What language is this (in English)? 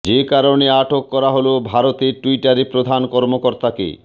Bangla